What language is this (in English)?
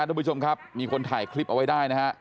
Thai